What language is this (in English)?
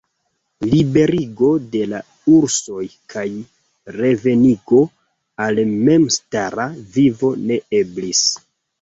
Esperanto